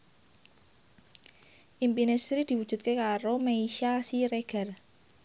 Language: Javanese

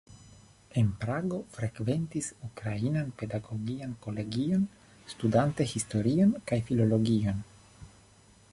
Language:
Esperanto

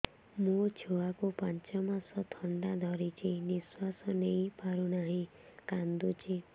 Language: Odia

